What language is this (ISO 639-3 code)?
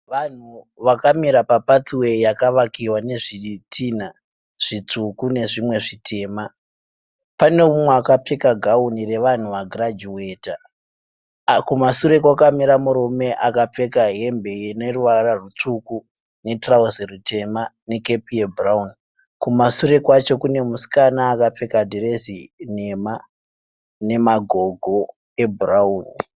sna